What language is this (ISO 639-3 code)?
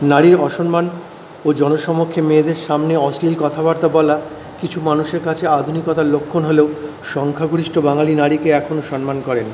ben